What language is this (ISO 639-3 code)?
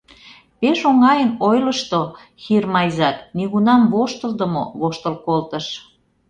chm